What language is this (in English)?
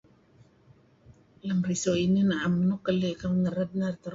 Kelabit